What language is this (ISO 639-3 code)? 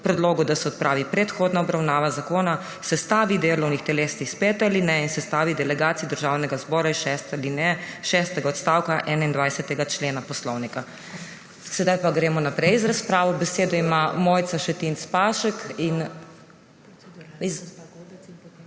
slv